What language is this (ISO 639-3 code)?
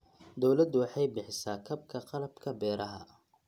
som